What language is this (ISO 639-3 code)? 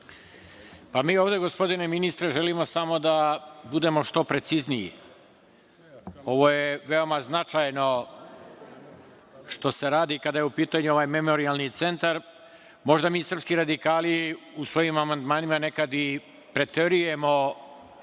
srp